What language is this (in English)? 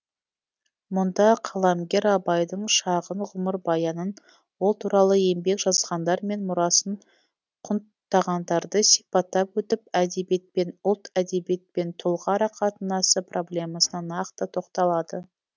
Kazakh